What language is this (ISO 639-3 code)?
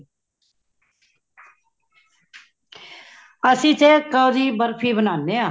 pan